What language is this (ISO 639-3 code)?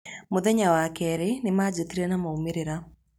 kik